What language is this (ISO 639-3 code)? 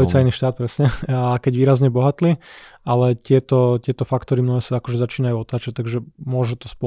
slk